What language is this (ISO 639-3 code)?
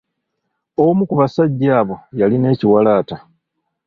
lug